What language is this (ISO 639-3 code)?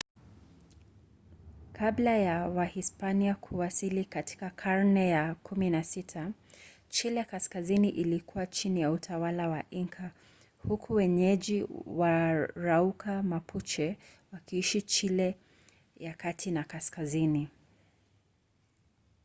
swa